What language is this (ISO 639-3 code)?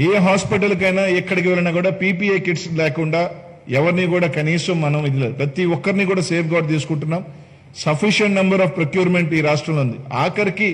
tel